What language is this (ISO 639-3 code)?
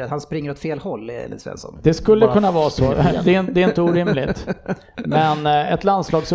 swe